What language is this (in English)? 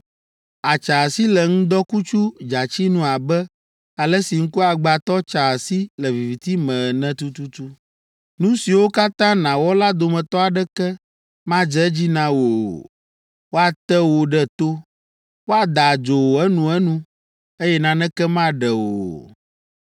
Ewe